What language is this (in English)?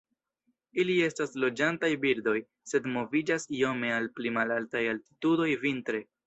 Esperanto